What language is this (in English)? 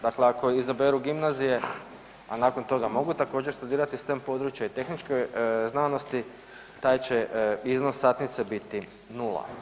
Croatian